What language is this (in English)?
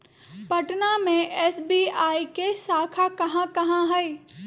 Magahi